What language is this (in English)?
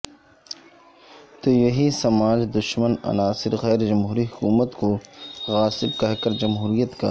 Urdu